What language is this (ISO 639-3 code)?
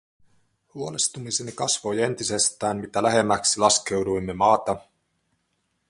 fin